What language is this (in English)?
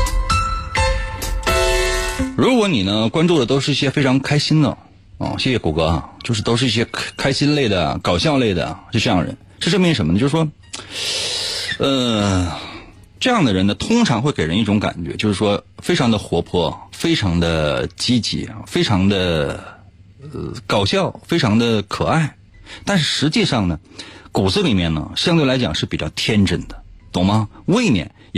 Chinese